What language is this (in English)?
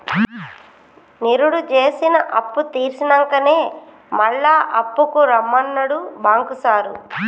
Telugu